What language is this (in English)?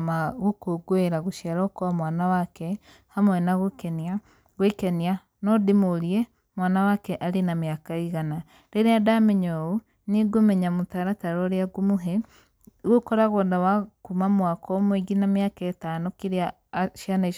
Kikuyu